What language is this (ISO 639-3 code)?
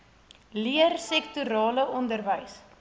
afr